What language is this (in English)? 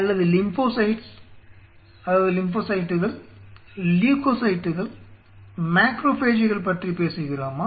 Tamil